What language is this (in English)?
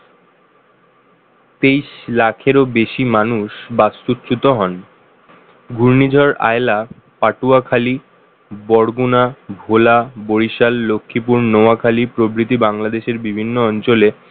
Bangla